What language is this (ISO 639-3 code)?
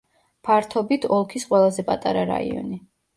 kat